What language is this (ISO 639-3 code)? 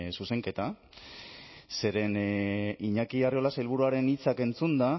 eus